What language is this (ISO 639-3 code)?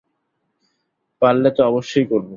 ben